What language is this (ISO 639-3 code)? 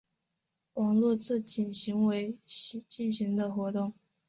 zho